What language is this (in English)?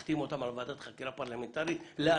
Hebrew